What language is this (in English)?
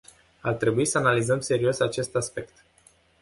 Romanian